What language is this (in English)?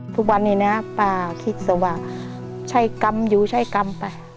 Thai